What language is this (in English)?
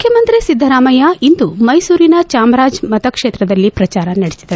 Kannada